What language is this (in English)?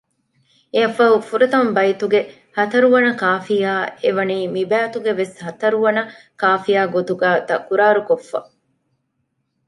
Divehi